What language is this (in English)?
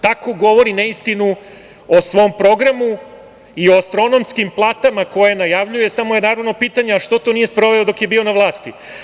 Serbian